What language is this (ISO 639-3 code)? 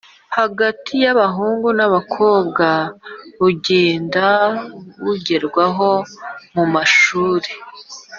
kin